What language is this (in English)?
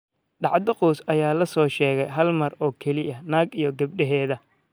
Somali